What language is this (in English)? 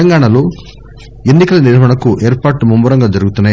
Telugu